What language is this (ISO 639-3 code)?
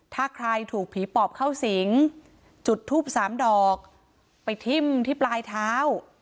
tha